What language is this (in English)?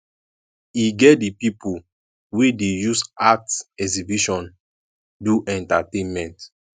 Nigerian Pidgin